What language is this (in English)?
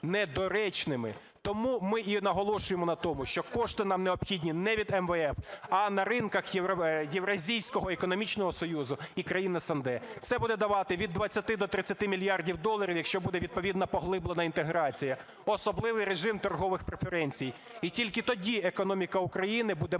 Ukrainian